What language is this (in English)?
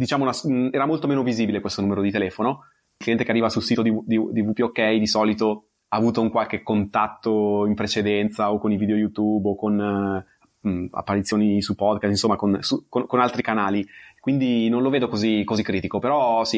Italian